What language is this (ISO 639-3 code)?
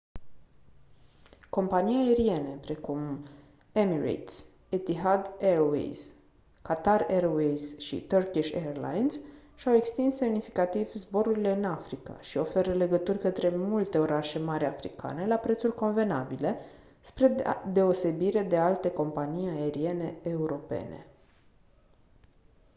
ron